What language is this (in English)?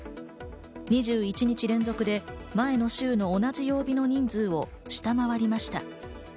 Japanese